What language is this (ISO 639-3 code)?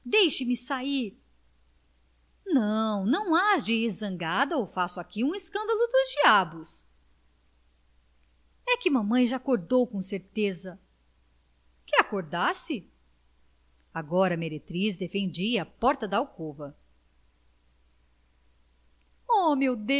por